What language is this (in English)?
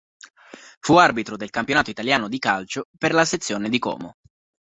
Italian